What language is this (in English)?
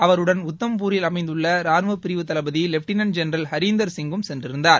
Tamil